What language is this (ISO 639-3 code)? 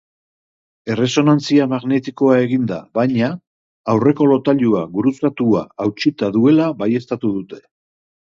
eus